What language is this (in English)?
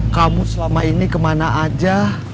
Indonesian